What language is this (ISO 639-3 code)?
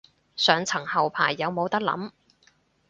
yue